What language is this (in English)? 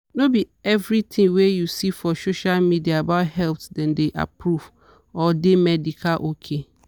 Nigerian Pidgin